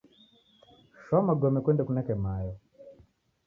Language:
Taita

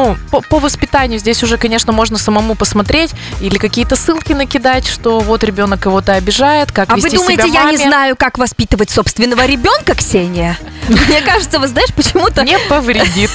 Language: Russian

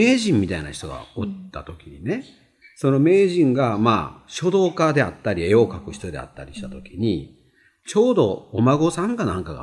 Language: Japanese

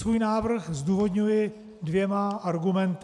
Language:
Czech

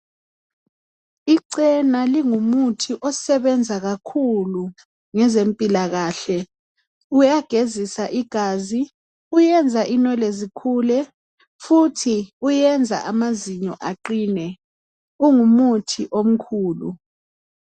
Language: North Ndebele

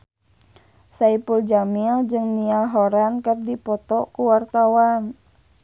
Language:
Sundanese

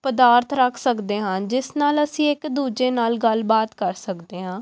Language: Punjabi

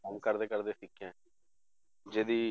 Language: Punjabi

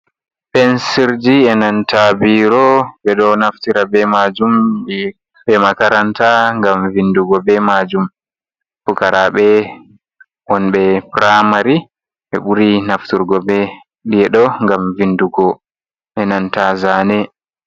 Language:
Fula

